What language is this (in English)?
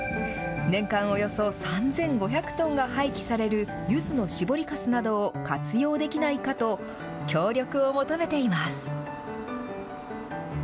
Japanese